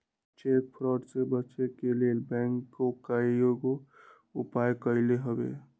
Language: Magahi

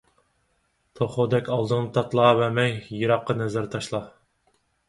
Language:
Uyghur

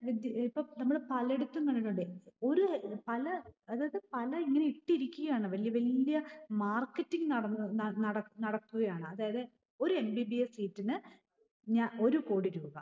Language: Malayalam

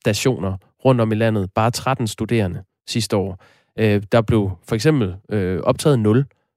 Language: Danish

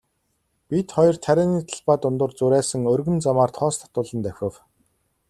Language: Mongolian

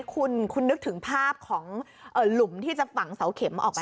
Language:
Thai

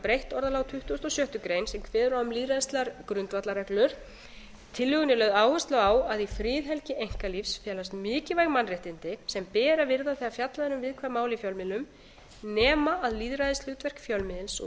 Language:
Icelandic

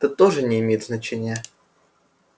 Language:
Russian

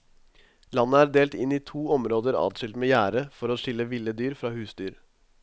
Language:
Norwegian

